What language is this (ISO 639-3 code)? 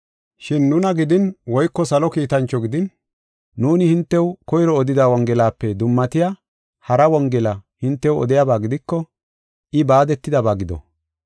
gof